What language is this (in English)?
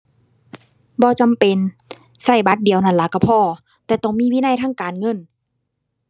Thai